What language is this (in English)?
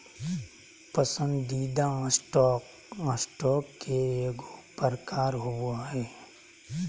Magahi